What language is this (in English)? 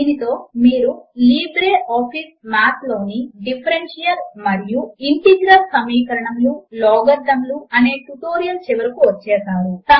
Telugu